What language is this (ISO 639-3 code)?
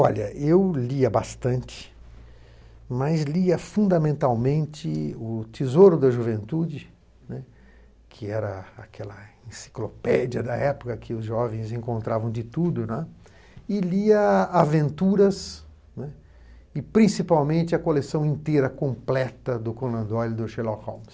por